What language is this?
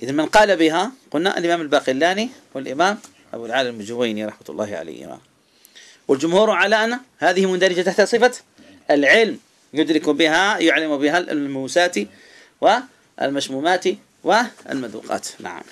Arabic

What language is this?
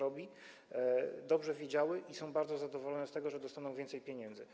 Polish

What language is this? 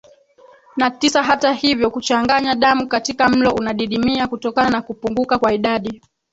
Swahili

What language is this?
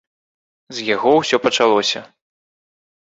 Belarusian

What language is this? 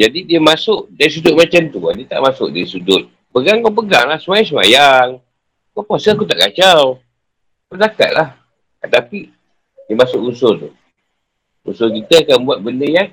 Malay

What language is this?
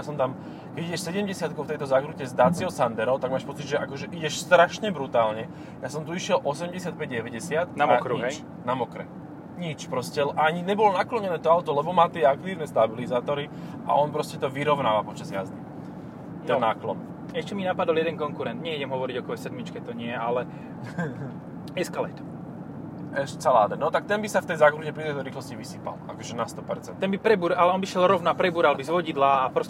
Slovak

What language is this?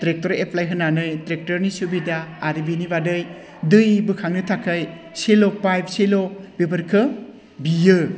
Bodo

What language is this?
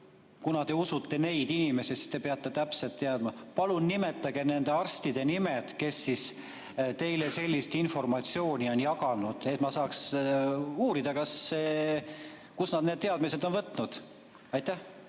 Estonian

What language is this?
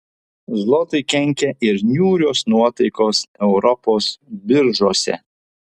Lithuanian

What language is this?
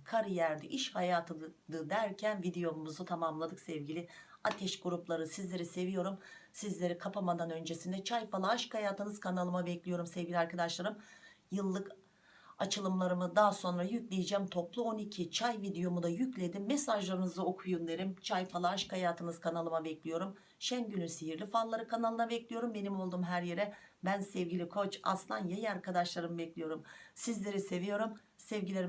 Turkish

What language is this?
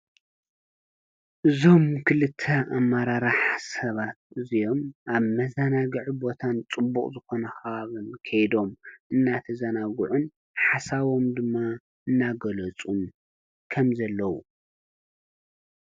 Tigrinya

